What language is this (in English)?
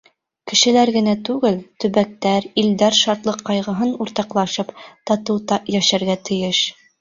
Bashkir